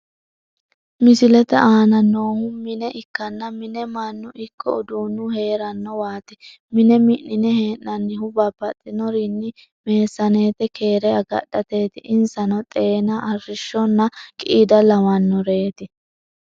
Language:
Sidamo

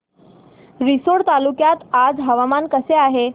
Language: Marathi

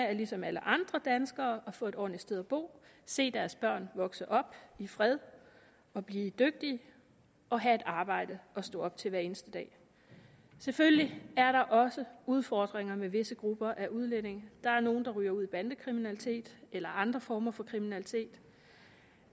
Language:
Danish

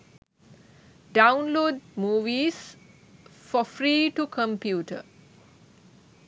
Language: Sinhala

